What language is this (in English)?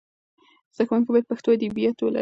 Pashto